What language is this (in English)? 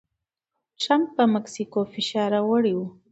Pashto